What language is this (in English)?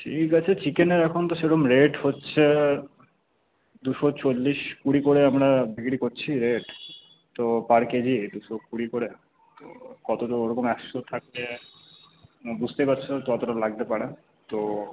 Bangla